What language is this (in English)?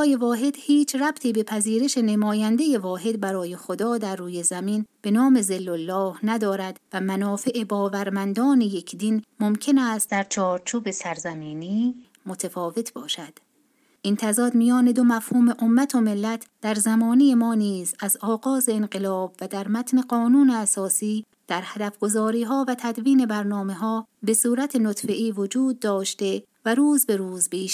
Persian